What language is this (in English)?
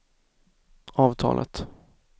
Swedish